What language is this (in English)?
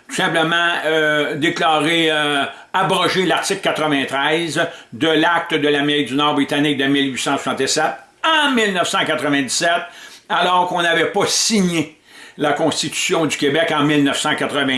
French